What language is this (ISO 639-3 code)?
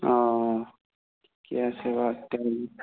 asm